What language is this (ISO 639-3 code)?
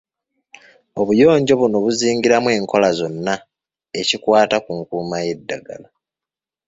lug